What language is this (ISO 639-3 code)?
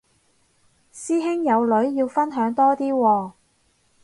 yue